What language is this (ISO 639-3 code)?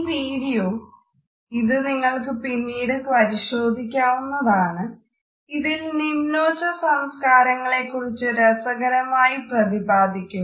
mal